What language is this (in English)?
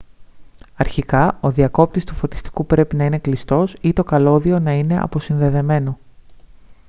Greek